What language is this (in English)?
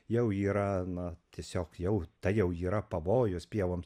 Lithuanian